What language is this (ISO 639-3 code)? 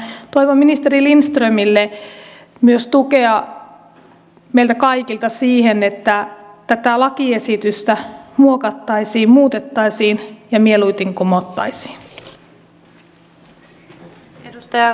fin